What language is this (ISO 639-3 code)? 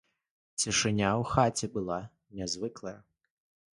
bel